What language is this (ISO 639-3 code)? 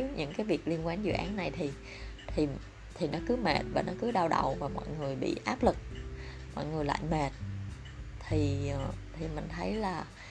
vie